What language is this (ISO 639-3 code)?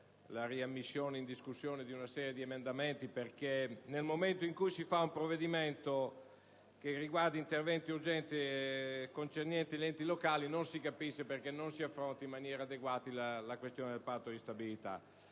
ita